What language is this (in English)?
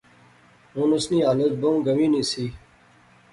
Pahari-Potwari